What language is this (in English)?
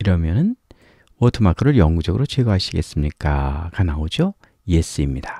Korean